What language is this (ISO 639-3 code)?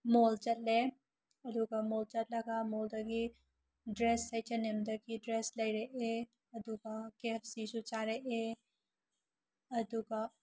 mni